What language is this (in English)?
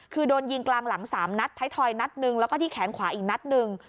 Thai